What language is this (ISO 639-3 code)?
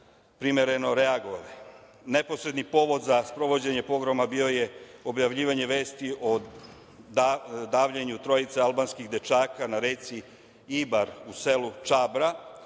srp